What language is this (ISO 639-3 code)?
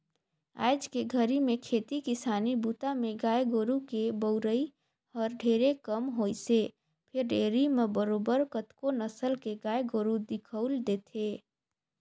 hne